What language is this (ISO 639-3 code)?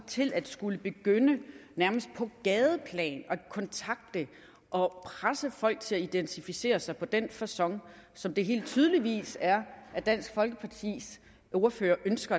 dan